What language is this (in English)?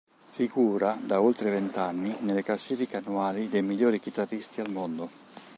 Italian